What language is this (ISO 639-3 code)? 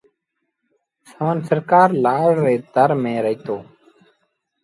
sbn